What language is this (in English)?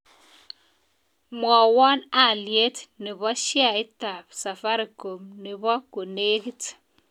Kalenjin